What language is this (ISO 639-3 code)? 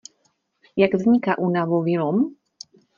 ces